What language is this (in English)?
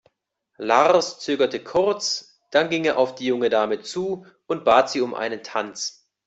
German